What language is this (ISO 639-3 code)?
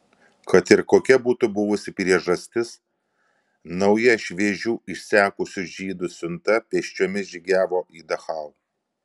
lit